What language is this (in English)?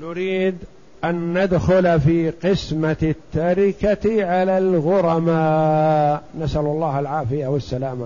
Arabic